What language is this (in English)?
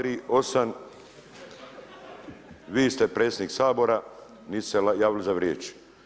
Croatian